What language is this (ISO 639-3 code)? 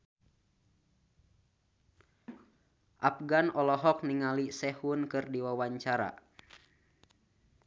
sun